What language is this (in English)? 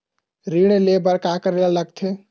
Chhattisgarhi